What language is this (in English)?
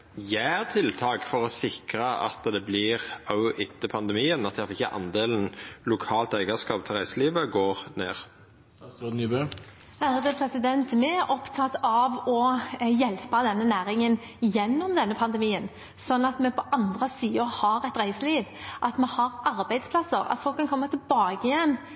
Norwegian